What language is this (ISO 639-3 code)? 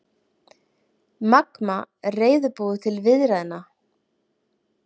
isl